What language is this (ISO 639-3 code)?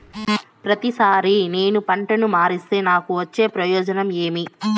tel